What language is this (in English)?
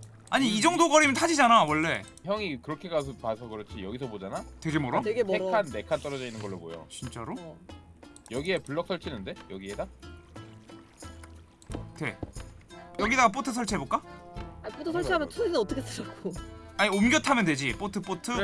Korean